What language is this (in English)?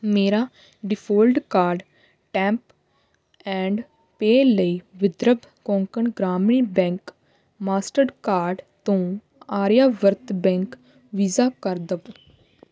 Punjabi